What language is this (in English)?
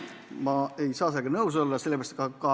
Estonian